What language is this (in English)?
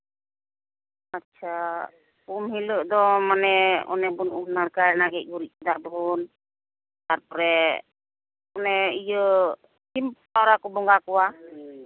Santali